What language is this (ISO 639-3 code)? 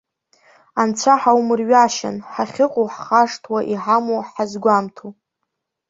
abk